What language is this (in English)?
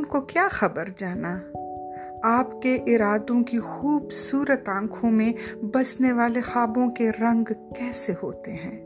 Urdu